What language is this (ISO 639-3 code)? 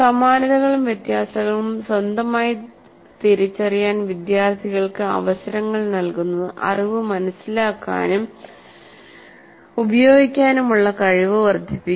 mal